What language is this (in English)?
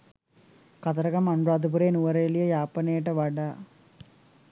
Sinhala